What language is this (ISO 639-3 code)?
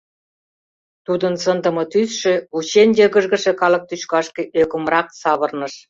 chm